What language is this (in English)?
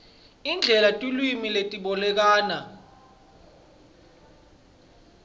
Swati